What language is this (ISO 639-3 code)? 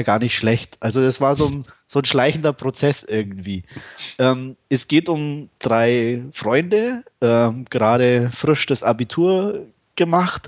deu